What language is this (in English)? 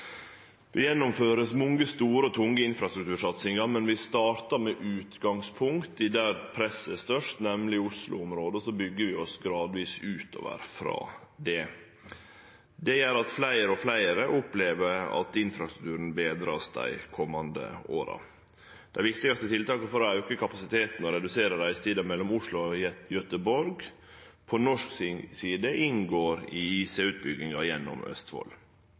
Norwegian Nynorsk